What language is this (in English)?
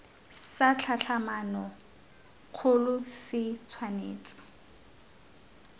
Tswana